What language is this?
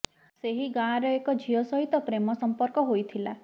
Odia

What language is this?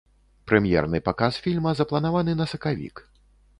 Belarusian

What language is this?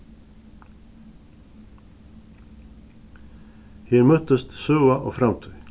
Faroese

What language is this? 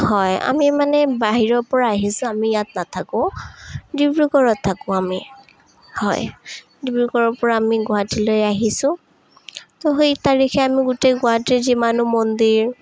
Assamese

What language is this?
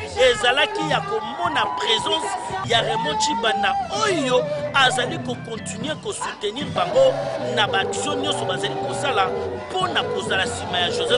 French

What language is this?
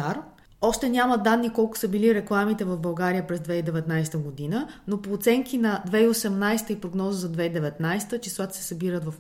Bulgarian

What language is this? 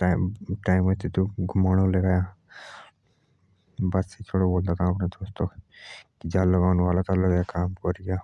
Jaunsari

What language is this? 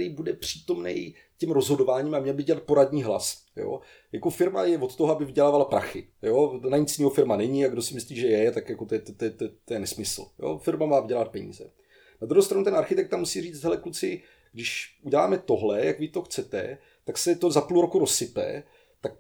Czech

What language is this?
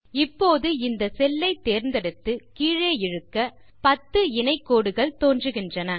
Tamil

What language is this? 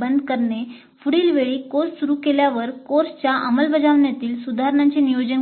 Marathi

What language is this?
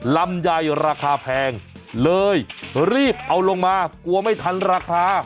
Thai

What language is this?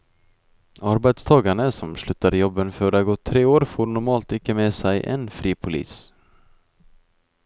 Norwegian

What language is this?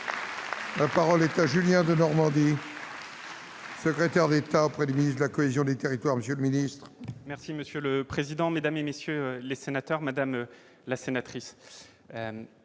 French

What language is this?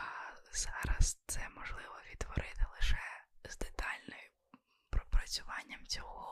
Ukrainian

